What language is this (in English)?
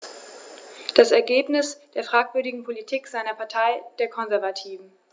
German